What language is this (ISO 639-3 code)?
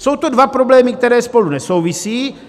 ces